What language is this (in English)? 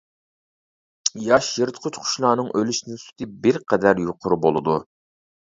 Uyghur